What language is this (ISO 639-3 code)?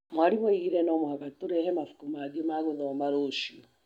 kik